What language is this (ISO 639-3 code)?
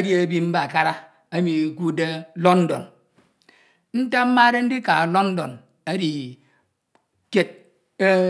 itw